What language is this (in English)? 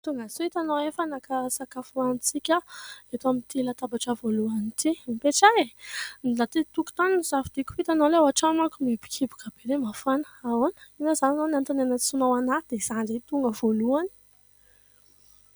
Malagasy